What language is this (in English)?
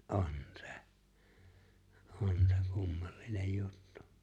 Finnish